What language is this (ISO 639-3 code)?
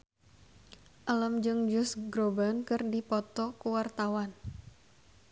sun